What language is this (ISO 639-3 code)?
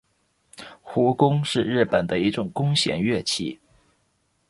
zho